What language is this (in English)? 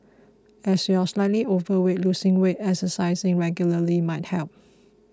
English